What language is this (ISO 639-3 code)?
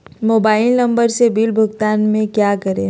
mag